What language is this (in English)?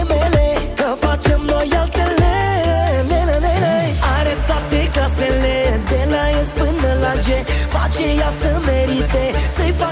Romanian